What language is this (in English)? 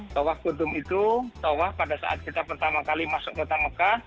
Indonesian